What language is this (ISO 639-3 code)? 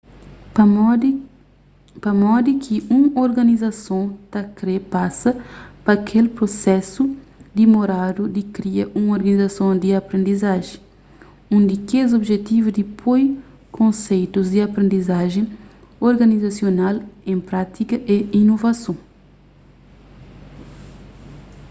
kea